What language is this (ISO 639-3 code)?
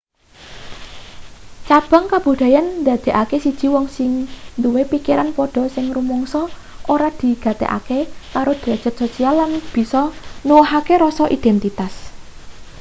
jav